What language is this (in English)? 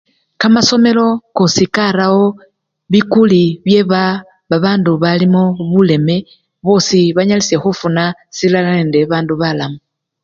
Luyia